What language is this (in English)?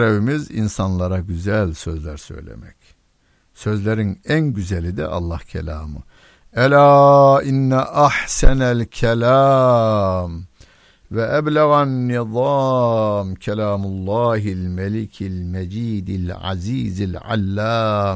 Turkish